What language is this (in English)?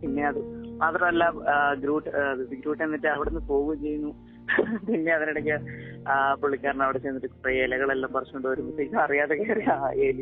Malayalam